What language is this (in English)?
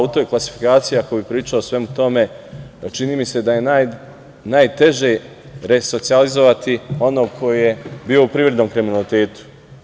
Serbian